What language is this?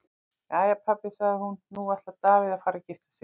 Icelandic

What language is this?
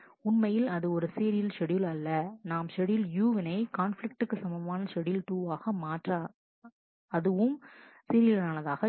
Tamil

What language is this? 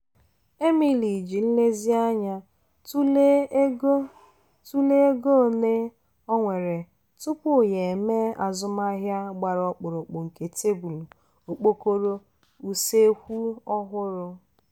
Igbo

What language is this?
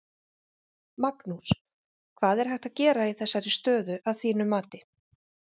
Icelandic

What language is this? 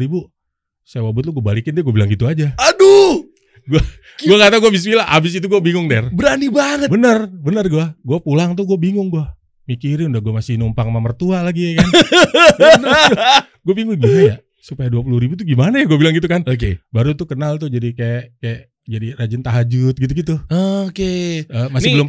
Indonesian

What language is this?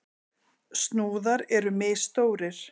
Icelandic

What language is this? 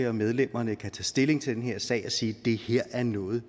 Danish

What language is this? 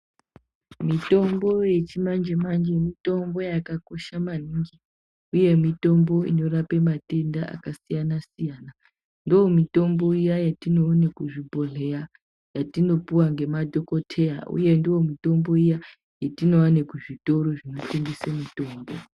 Ndau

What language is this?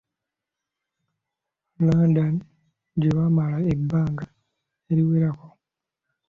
Ganda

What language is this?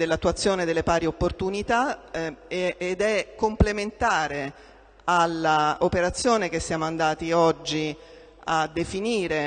Italian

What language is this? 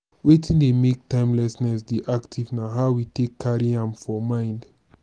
Nigerian Pidgin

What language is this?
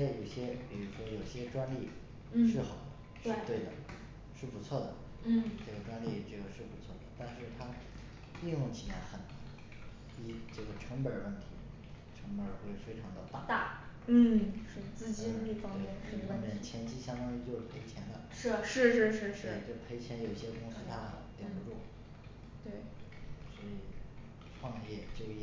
Chinese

